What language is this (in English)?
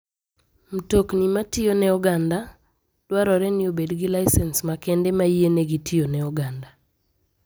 Luo (Kenya and Tanzania)